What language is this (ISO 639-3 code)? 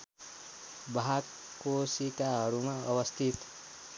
nep